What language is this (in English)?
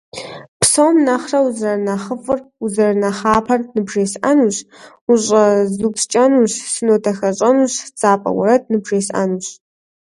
Kabardian